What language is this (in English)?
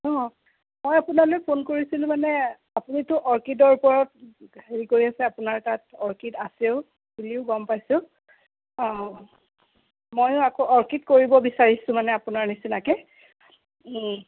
Assamese